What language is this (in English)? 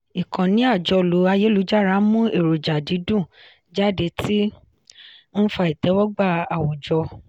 Yoruba